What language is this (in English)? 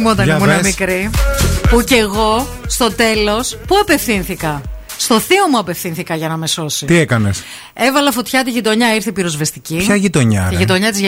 Greek